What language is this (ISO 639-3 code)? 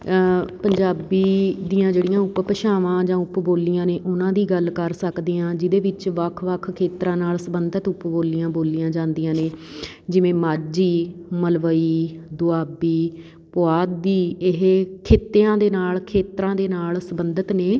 pan